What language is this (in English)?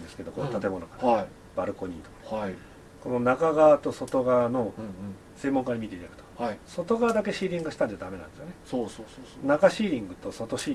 Japanese